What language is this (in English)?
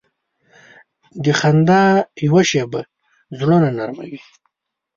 Pashto